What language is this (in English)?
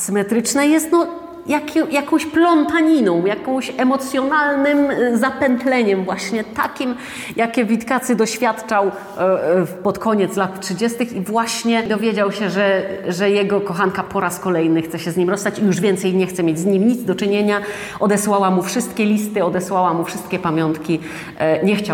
Polish